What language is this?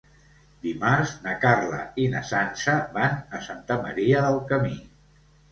Catalan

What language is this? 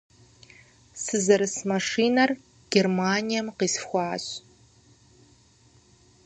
Kabardian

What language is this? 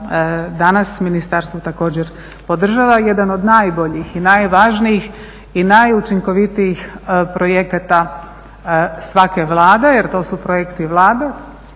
Croatian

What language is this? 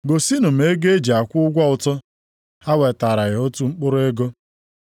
Igbo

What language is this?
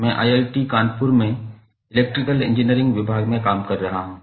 Hindi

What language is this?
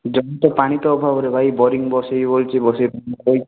Odia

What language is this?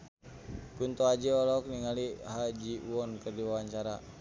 Sundanese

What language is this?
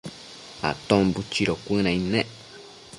Matsés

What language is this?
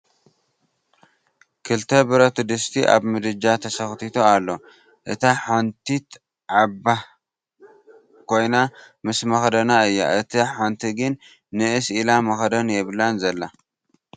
Tigrinya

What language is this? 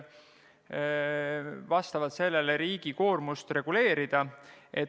Estonian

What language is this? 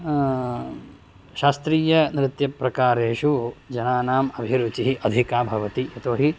Sanskrit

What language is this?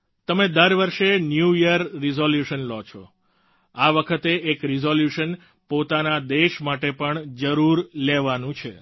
Gujarati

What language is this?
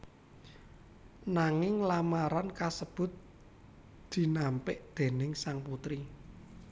Javanese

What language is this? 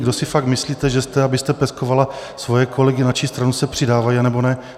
Czech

